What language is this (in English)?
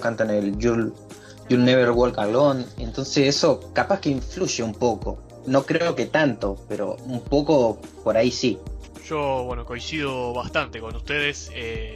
Spanish